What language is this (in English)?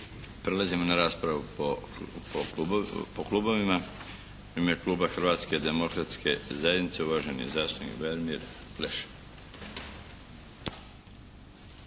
Croatian